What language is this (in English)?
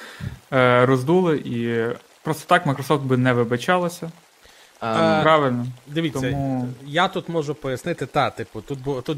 Ukrainian